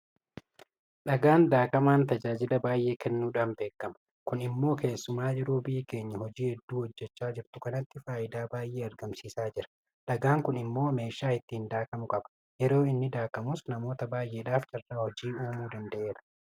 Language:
Oromo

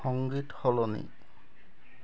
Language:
Assamese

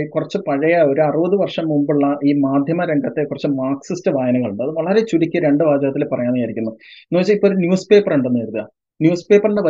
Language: Malayalam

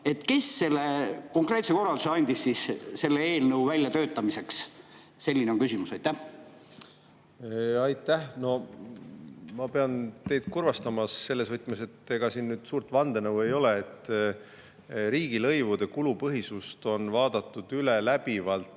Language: Estonian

